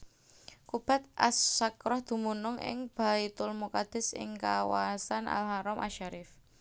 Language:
Javanese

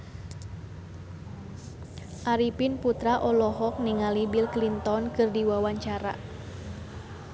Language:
Sundanese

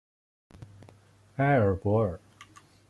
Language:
Chinese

